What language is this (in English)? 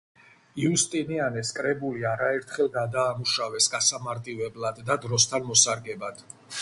Georgian